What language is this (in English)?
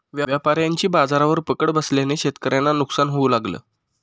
Marathi